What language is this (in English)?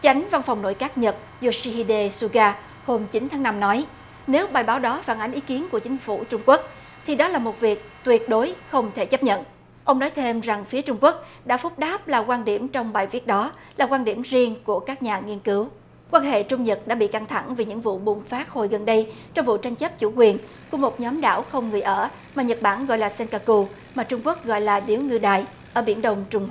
Vietnamese